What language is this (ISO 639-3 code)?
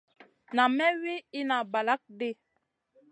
mcn